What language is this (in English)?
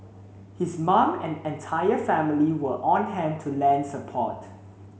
English